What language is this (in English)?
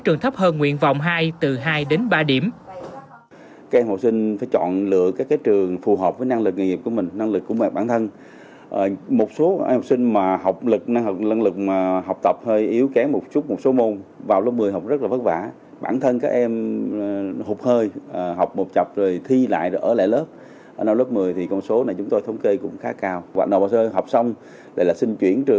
Vietnamese